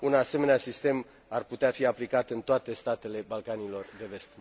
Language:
Romanian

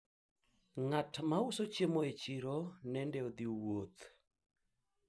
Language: Luo (Kenya and Tanzania)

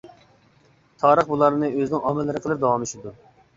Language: Uyghur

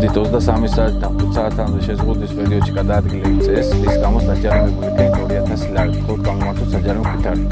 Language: Romanian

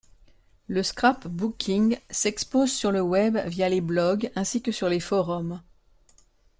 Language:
French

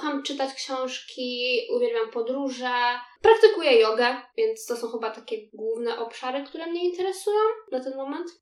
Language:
Polish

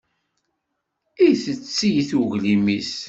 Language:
Kabyle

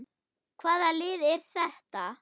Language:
Icelandic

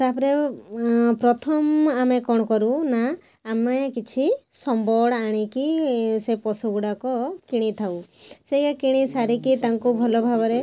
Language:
Odia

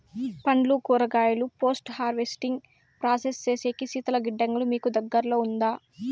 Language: Telugu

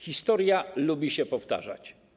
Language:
Polish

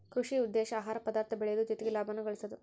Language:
Kannada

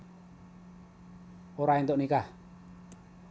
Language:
Javanese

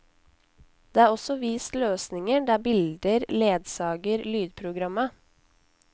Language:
Norwegian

